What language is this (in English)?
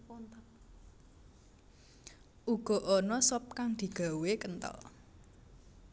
Javanese